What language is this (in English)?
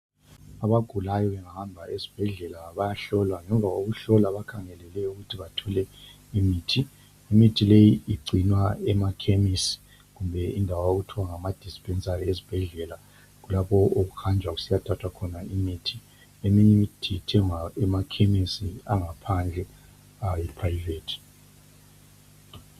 North Ndebele